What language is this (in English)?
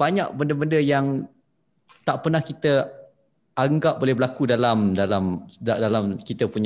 Malay